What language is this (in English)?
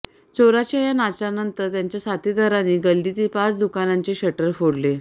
Marathi